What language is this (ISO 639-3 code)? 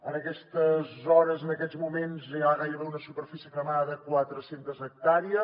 cat